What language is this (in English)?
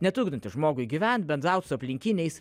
Lithuanian